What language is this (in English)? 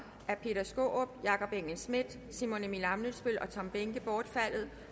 Danish